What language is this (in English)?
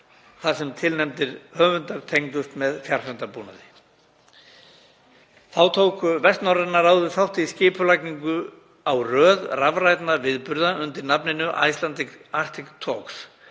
Icelandic